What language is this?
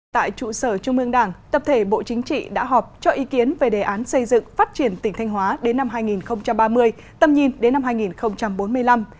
Vietnamese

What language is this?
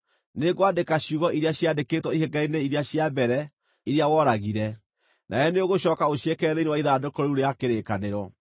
Kikuyu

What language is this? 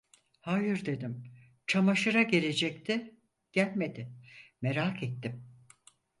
Turkish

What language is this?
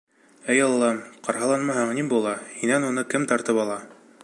Bashkir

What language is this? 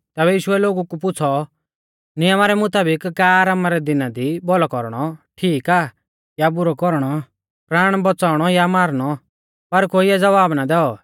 Mahasu Pahari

